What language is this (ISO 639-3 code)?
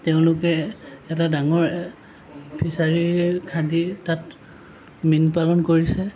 asm